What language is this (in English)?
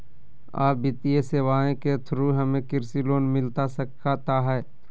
Magahi